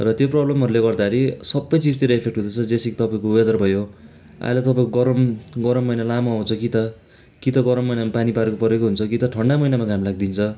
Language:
Nepali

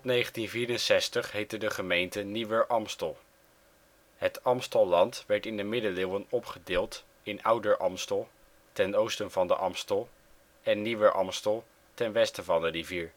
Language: Dutch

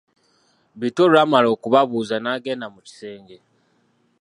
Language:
Ganda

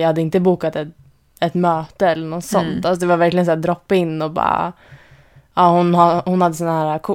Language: Swedish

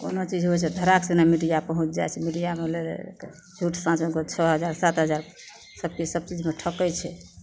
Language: Maithili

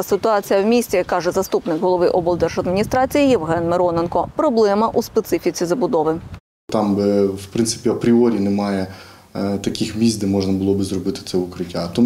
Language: Ukrainian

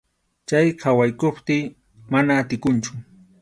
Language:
Arequipa-La Unión Quechua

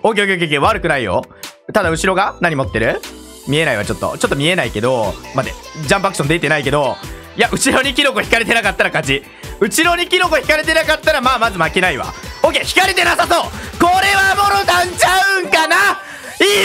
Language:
Japanese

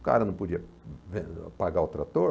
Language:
Portuguese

